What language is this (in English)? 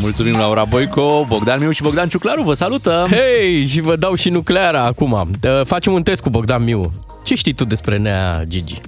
Romanian